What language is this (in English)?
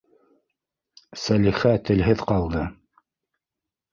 Bashkir